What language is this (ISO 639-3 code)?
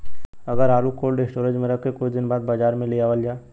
bho